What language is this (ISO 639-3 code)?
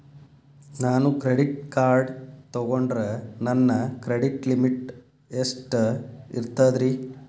kan